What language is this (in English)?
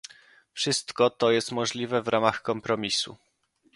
Polish